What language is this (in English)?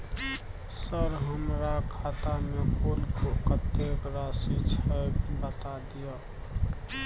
Maithili